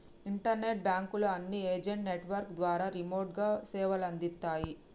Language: Telugu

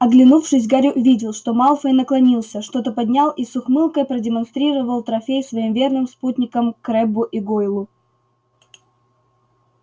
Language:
Russian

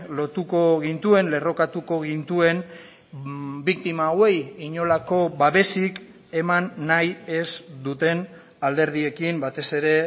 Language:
Basque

